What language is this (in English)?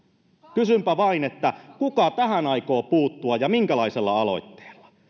Finnish